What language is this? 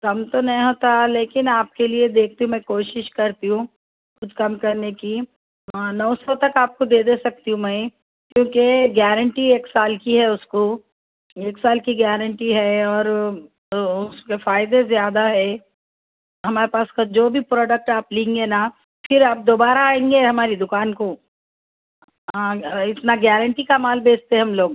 Urdu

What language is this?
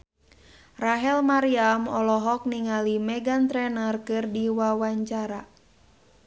Sundanese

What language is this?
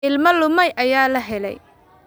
Somali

